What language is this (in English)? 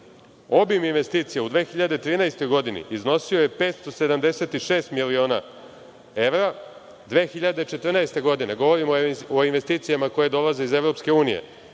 Serbian